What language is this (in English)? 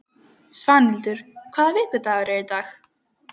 Icelandic